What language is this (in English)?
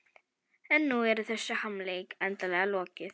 Icelandic